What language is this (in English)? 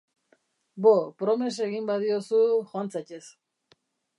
Basque